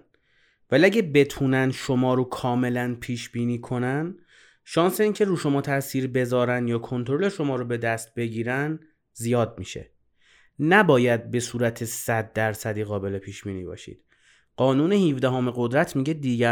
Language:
Persian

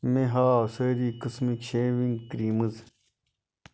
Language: Kashmiri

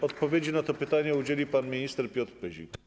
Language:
Polish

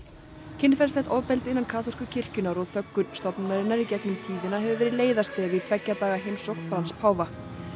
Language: Icelandic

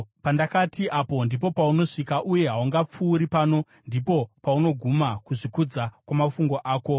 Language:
Shona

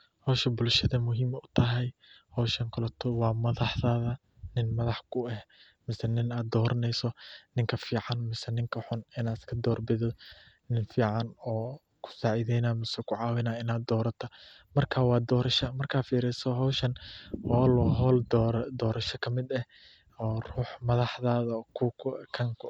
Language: Somali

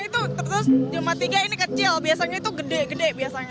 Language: Indonesian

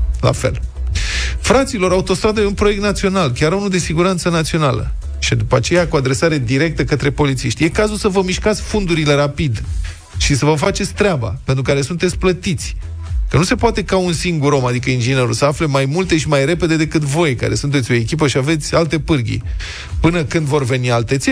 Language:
Romanian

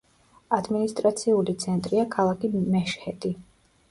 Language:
Georgian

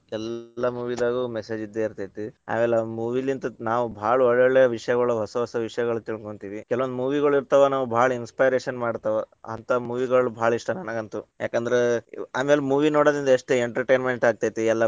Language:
Kannada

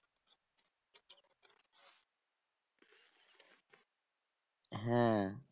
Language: Bangla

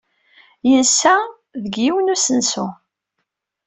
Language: Kabyle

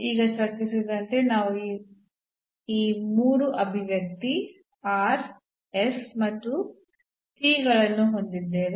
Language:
Kannada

